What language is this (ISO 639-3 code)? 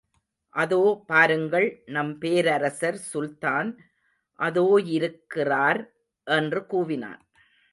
tam